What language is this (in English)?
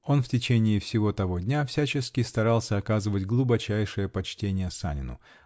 Russian